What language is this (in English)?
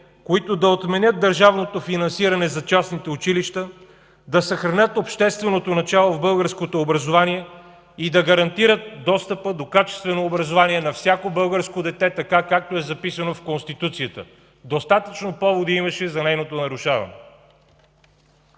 Bulgarian